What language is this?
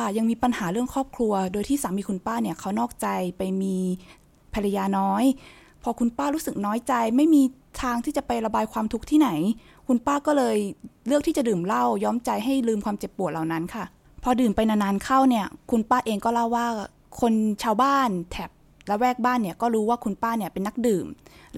Thai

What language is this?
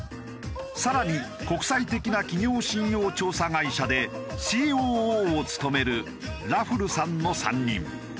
Japanese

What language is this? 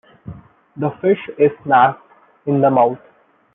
English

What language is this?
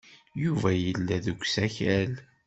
Kabyle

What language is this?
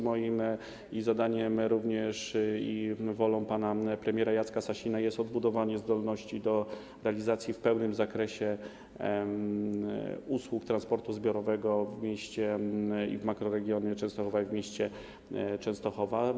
Polish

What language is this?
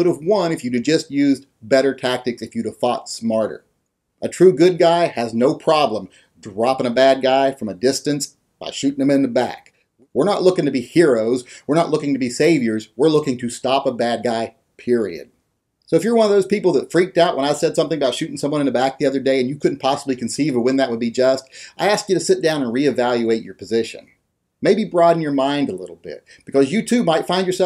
English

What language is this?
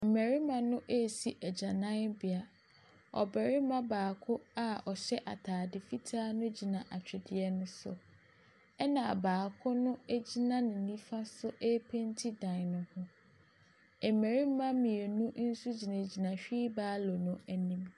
Akan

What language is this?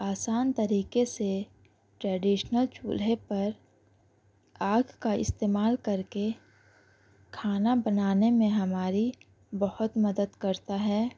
Urdu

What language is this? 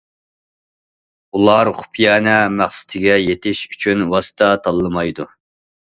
Uyghur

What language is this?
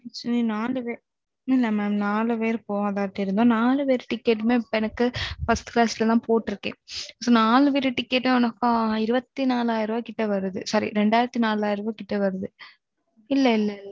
Tamil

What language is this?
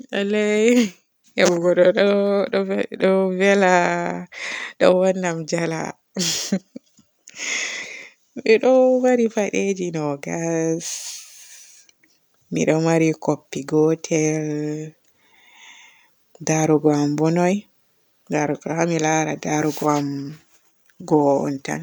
Borgu Fulfulde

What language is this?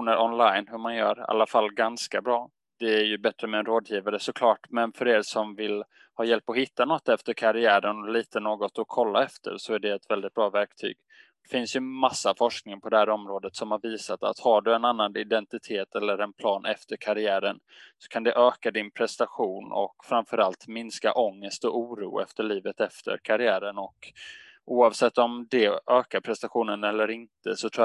Swedish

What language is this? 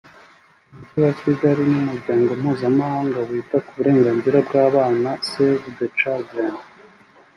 Kinyarwanda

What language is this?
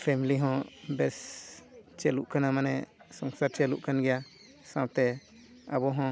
Santali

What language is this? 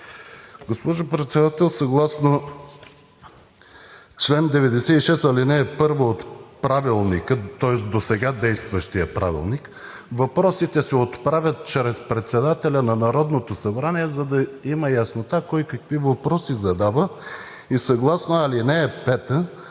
Bulgarian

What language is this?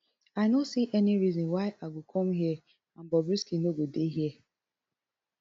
Nigerian Pidgin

